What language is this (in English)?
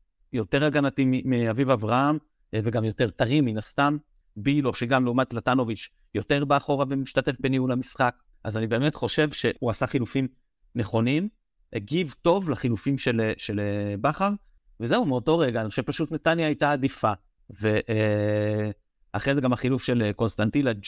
Hebrew